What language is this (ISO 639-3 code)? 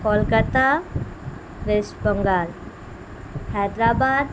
urd